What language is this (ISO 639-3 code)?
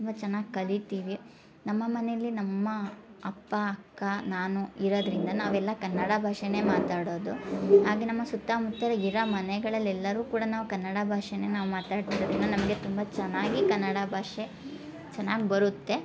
kan